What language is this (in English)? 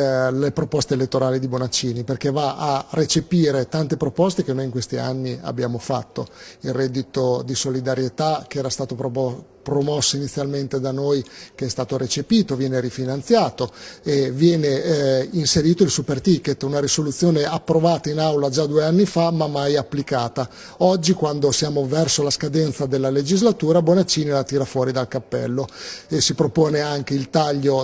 Italian